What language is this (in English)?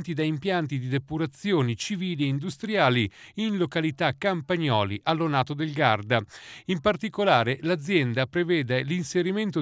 Italian